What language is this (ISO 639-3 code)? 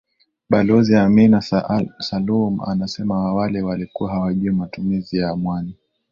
swa